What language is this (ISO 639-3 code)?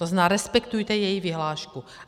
ces